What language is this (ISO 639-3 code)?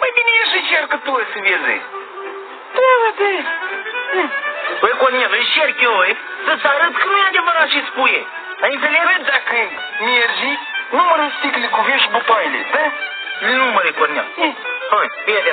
ron